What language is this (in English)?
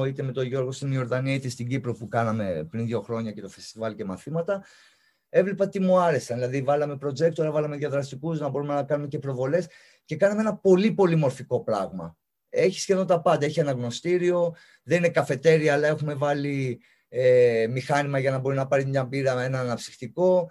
Greek